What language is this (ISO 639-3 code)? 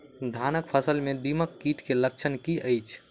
mai